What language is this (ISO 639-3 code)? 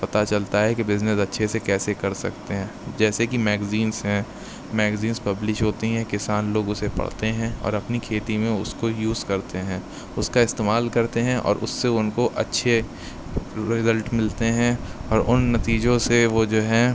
urd